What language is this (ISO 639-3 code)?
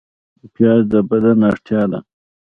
pus